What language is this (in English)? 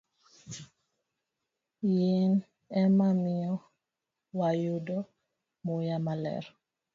Luo (Kenya and Tanzania)